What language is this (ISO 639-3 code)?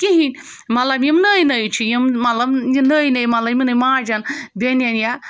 kas